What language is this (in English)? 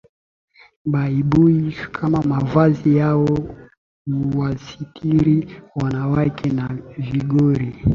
Swahili